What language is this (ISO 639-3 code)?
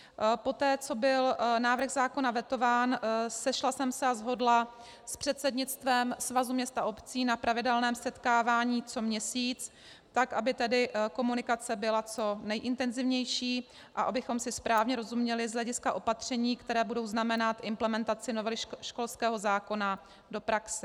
ces